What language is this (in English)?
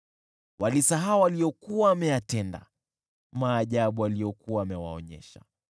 Swahili